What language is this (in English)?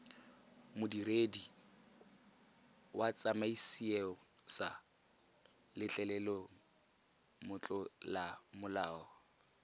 Tswana